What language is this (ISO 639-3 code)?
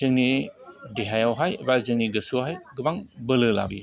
brx